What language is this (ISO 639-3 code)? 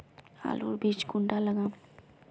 mag